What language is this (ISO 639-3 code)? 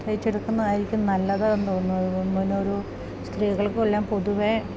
mal